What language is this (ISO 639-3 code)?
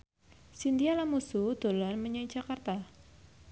jav